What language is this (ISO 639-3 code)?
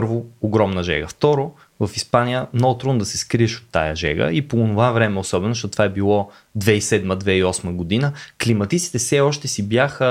bul